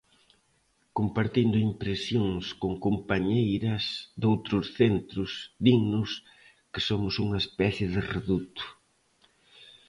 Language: Galician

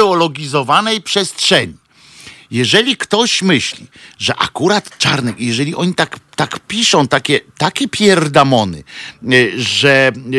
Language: Polish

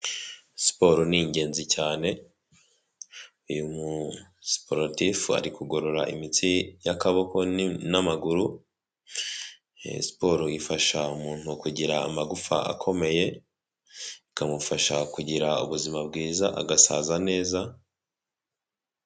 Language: Kinyarwanda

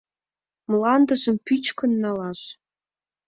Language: Mari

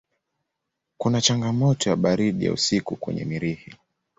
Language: Swahili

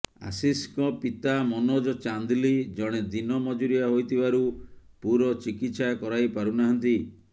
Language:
Odia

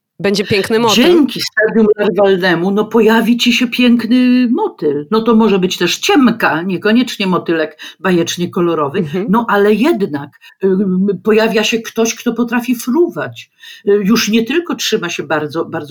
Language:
Polish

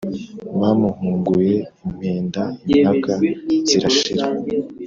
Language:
Kinyarwanda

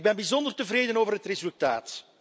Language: Dutch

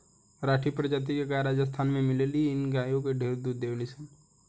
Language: Bhojpuri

